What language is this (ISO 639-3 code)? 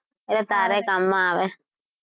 guj